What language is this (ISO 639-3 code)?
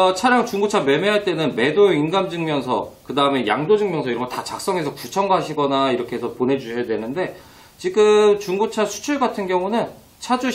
kor